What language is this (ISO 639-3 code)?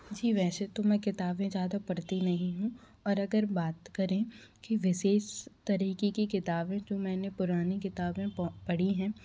hin